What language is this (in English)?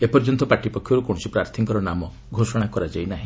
Odia